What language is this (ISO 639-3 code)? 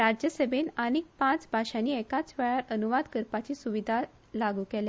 kok